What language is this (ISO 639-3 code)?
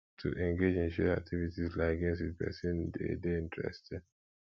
pcm